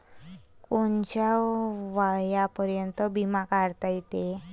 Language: Marathi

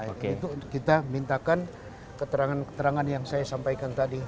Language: Indonesian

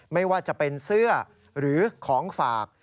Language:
Thai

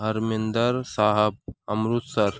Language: Urdu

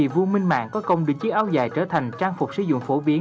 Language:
Vietnamese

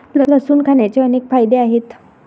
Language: Marathi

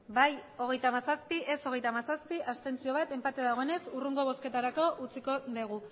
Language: Basque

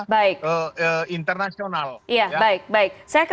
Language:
Indonesian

